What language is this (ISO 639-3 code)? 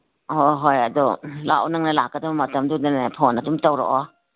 mni